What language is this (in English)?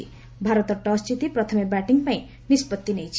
Odia